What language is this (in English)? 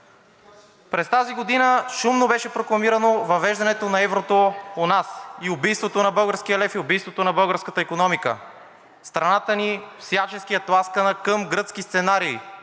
Bulgarian